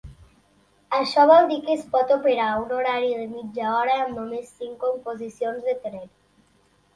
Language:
Catalan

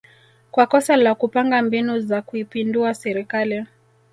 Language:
Swahili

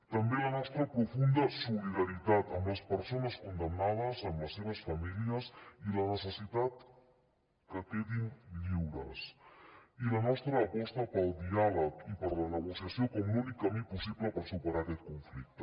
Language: Catalan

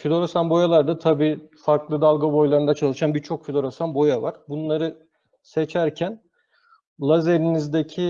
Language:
Turkish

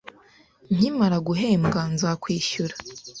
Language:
Kinyarwanda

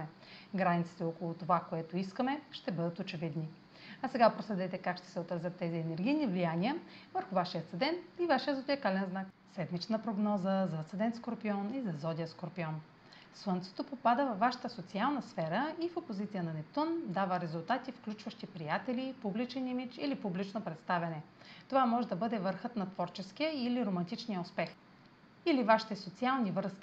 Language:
Bulgarian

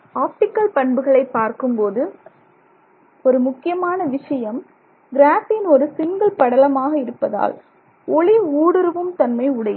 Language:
Tamil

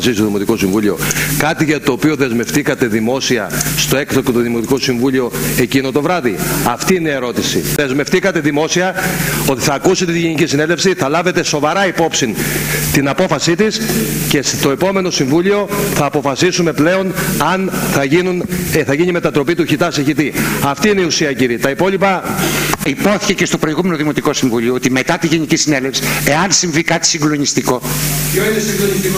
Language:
Greek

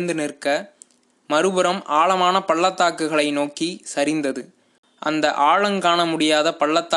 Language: Tamil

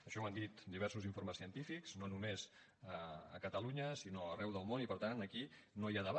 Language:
Catalan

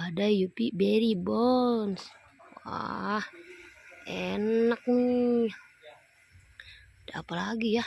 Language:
Indonesian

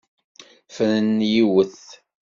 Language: Kabyle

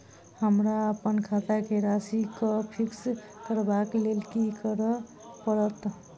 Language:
Maithili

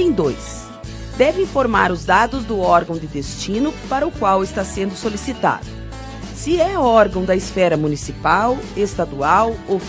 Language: Portuguese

